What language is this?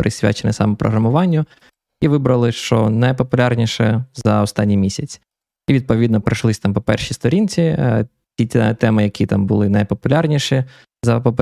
Ukrainian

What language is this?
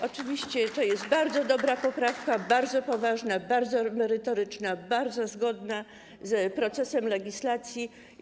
Polish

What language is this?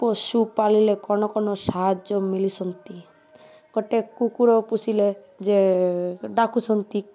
Odia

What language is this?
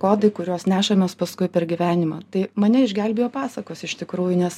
Lithuanian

